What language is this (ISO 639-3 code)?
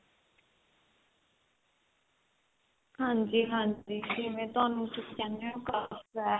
pan